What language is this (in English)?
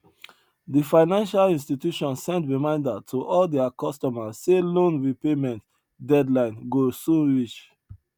Nigerian Pidgin